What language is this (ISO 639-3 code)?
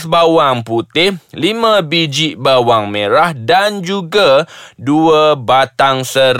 msa